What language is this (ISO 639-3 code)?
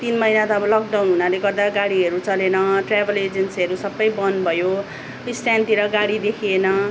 nep